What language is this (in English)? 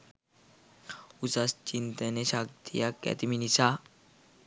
Sinhala